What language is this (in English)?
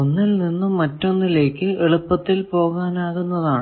Malayalam